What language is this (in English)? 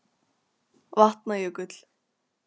Icelandic